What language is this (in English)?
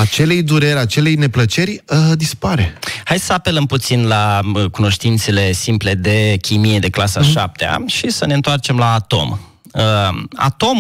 Romanian